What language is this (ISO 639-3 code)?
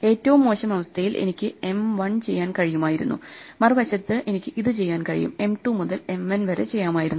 mal